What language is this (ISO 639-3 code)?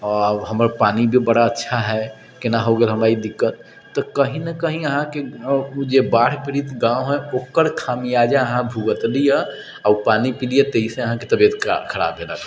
mai